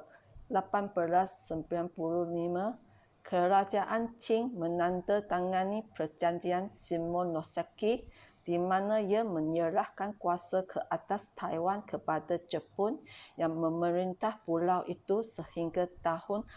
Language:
Malay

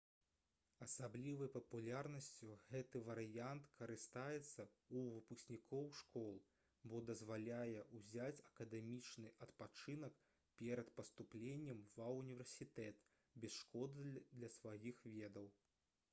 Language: Belarusian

